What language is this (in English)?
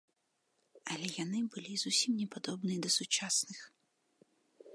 Belarusian